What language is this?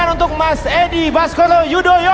Indonesian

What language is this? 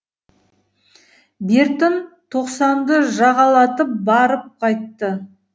Kazakh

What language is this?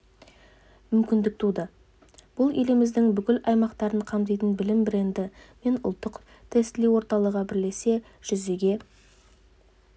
Kazakh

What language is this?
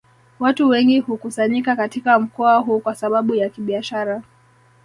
Swahili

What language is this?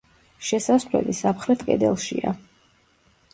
Georgian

